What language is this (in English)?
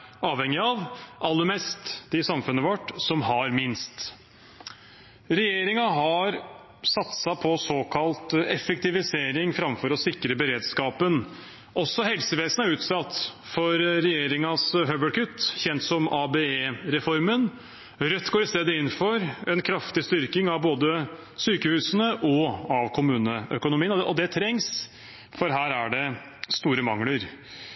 Norwegian Bokmål